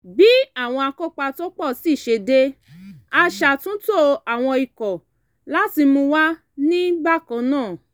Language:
Yoruba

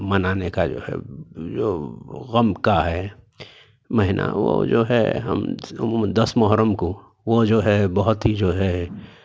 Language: Urdu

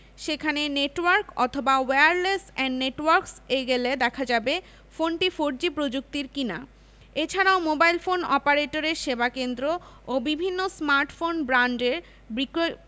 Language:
Bangla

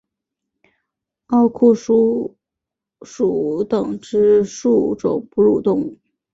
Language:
Chinese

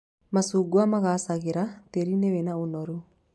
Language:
Kikuyu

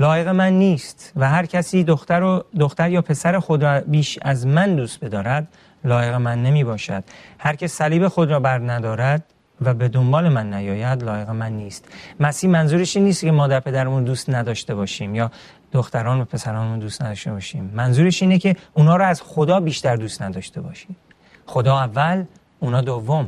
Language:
Persian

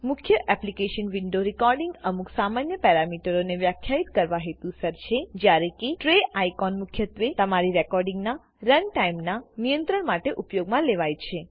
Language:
Gujarati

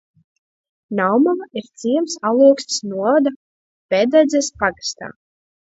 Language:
Latvian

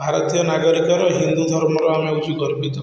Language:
Odia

